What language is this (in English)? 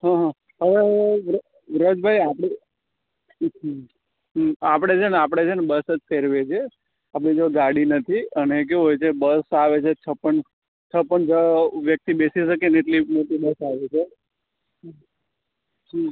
Gujarati